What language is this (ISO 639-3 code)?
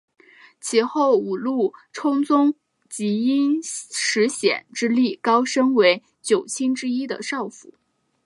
zho